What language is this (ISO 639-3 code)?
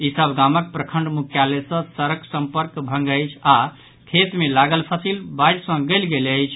mai